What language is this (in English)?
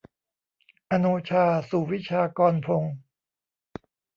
Thai